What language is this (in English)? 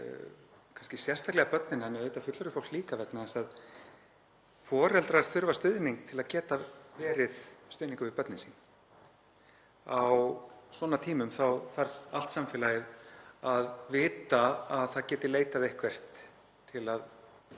Icelandic